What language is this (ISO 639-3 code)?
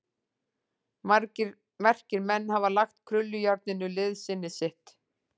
isl